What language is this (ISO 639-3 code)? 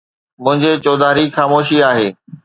snd